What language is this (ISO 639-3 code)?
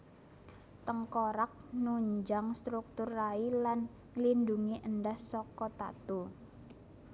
jav